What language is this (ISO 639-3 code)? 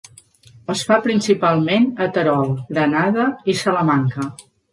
cat